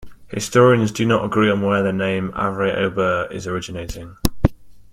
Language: English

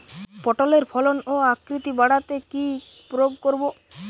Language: Bangla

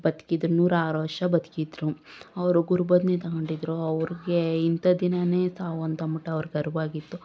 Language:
Kannada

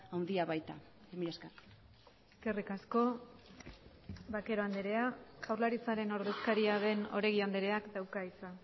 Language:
Basque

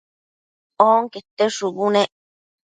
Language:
Matsés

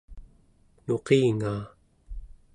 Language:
Central Yupik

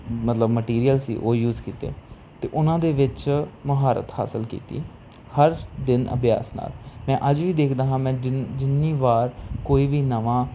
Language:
Punjabi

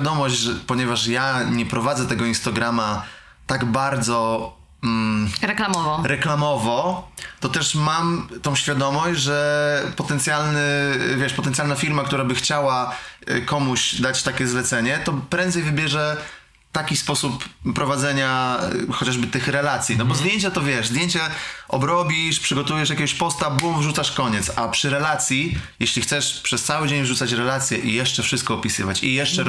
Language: Polish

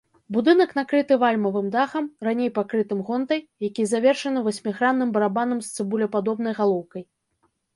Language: Belarusian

